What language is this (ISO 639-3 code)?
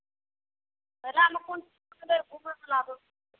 mai